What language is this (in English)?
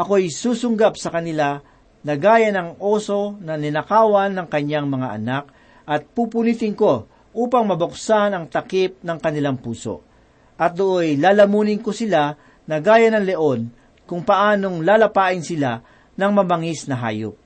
Filipino